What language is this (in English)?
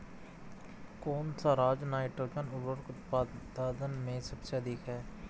Hindi